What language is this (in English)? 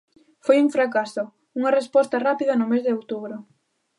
Galician